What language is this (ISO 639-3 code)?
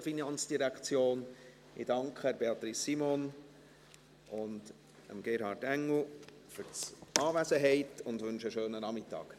gsw